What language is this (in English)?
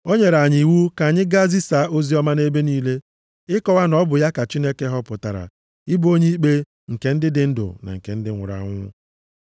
Igbo